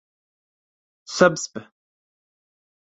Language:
English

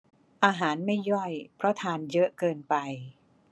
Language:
Thai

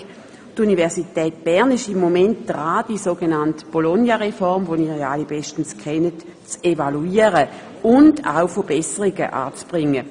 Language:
Swiss German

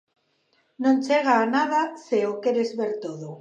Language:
Galician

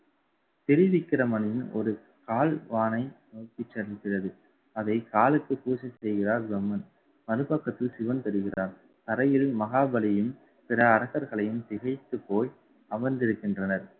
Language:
Tamil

